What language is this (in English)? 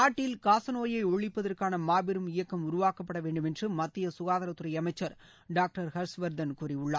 Tamil